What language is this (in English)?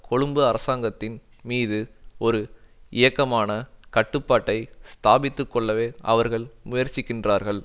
Tamil